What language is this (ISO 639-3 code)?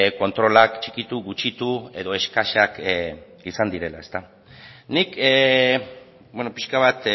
eus